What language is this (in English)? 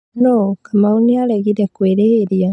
Kikuyu